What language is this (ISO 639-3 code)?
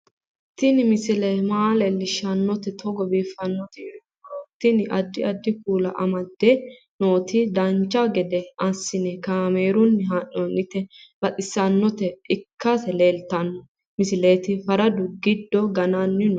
sid